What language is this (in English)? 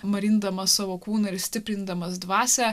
Lithuanian